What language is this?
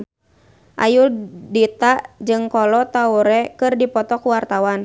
Sundanese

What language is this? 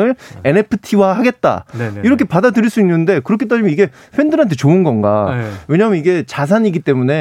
Korean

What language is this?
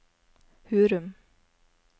Norwegian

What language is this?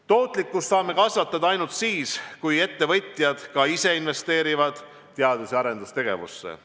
Estonian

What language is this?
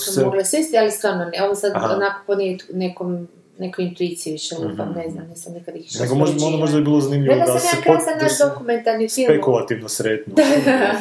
Croatian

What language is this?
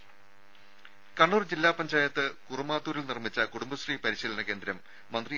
Malayalam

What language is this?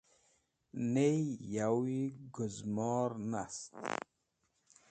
Wakhi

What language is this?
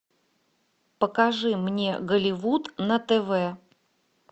Russian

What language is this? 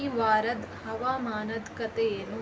Kannada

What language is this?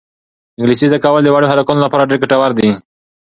Pashto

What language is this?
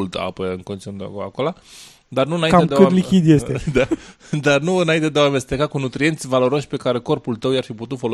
Romanian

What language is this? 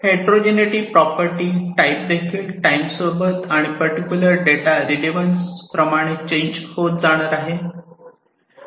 Marathi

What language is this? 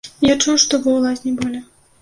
Belarusian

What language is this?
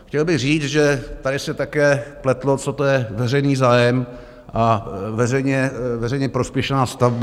Czech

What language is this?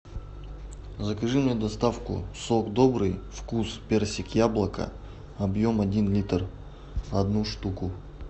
Russian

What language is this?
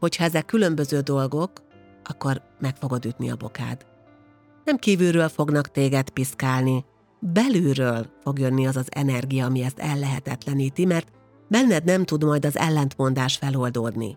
Hungarian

